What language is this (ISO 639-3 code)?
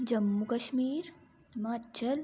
doi